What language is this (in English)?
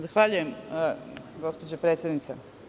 Serbian